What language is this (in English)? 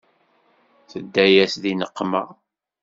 Kabyle